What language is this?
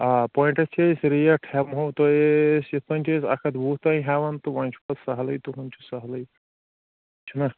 Kashmiri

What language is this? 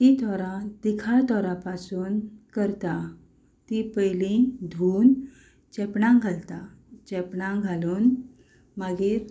Konkani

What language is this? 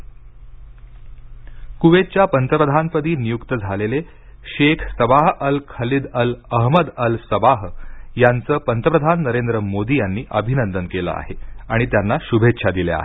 Marathi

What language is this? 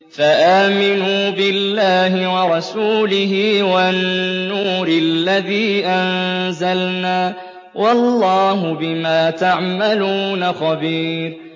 Arabic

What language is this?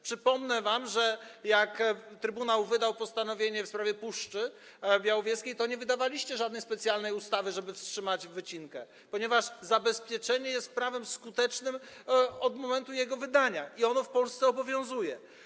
Polish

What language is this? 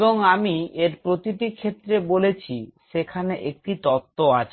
Bangla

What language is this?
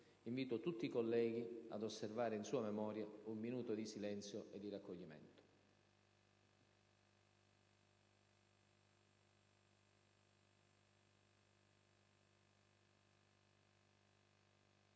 Italian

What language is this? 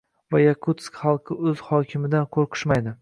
Uzbek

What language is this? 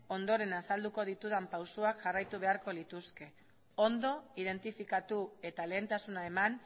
Basque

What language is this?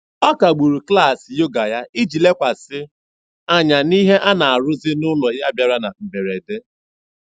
Igbo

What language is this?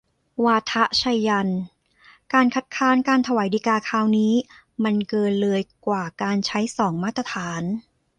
Thai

